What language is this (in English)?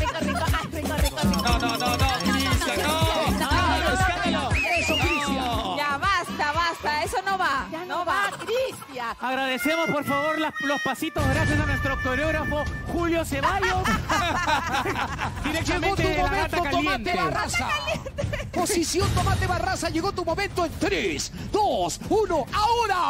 Spanish